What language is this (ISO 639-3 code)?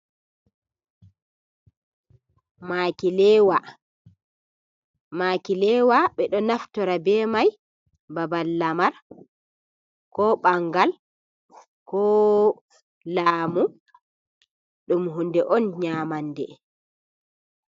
ful